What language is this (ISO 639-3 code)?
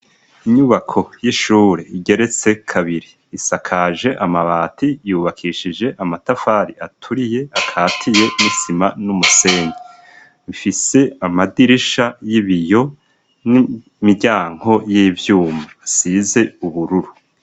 run